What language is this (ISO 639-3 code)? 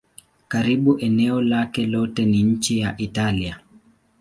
swa